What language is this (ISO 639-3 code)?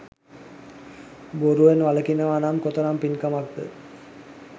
sin